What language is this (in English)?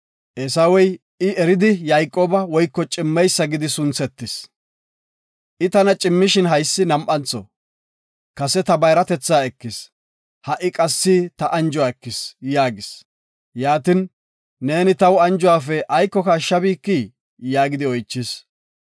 Gofa